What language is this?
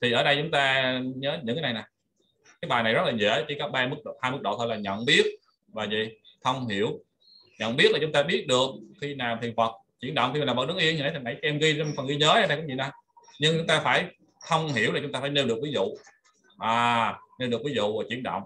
Vietnamese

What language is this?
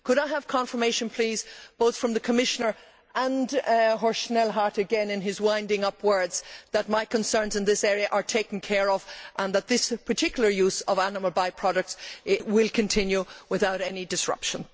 English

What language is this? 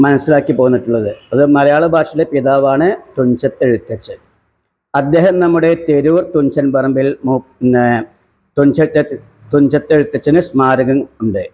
Malayalam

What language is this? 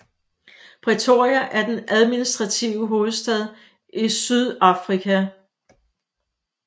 Danish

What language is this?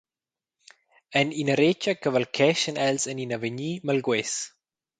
Romansh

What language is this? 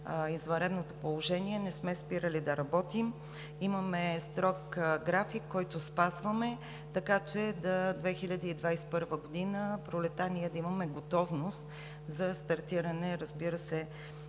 Bulgarian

